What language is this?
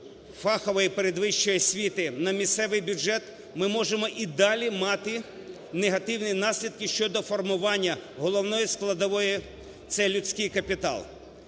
Ukrainian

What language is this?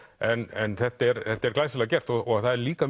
Icelandic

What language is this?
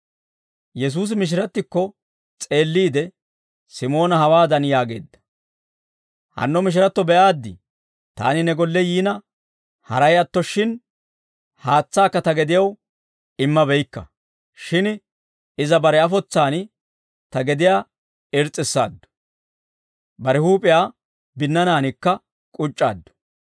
Dawro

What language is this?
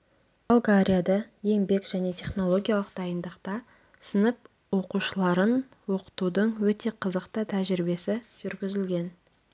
Kazakh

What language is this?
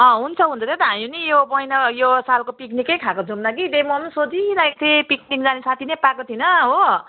Nepali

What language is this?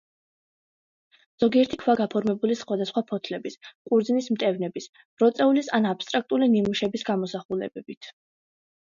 Georgian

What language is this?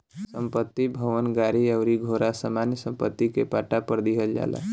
Bhojpuri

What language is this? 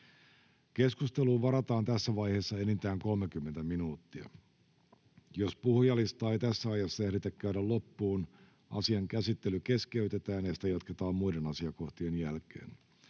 Finnish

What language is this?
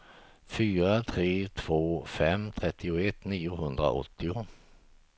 Swedish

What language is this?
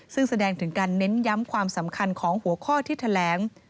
Thai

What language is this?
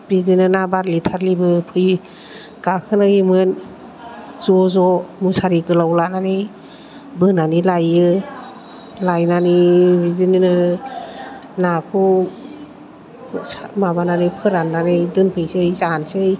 Bodo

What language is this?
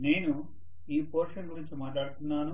Telugu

